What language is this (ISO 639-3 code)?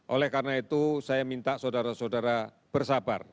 ind